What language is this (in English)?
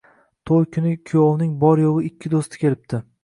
Uzbek